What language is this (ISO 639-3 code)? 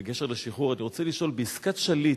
heb